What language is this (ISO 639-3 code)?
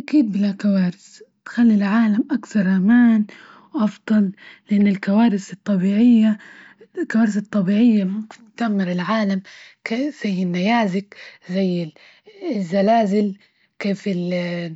ayl